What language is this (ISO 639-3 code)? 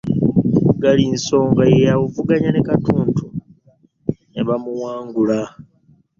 lug